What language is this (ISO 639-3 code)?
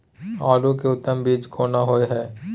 mai